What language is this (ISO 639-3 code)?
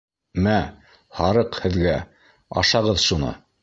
bak